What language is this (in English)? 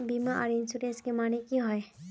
Magahi